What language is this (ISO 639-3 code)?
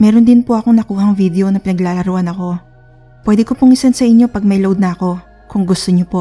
fil